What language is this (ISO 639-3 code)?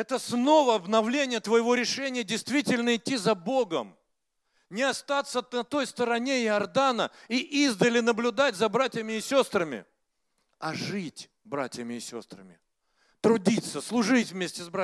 rus